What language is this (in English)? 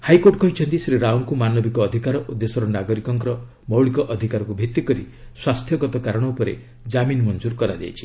Odia